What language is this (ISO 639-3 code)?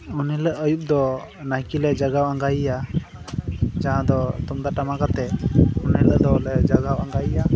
sat